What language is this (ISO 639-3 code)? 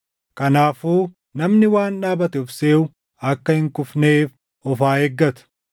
orm